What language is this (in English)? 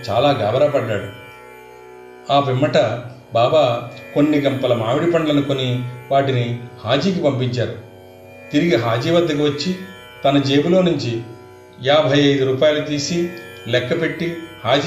Telugu